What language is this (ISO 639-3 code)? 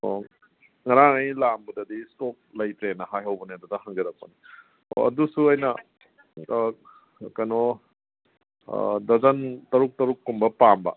mni